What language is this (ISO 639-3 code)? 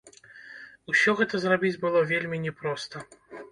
bel